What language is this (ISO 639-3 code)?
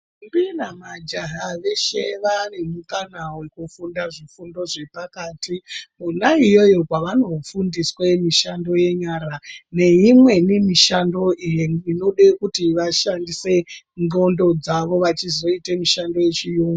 ndc